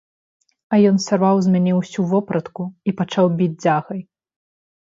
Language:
Belarusian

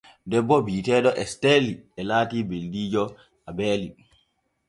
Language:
Borgu Fulfulde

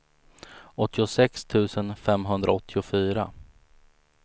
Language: Swedish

